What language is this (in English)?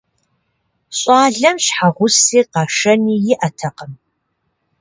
Kabardian